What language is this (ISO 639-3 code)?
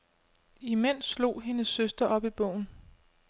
dan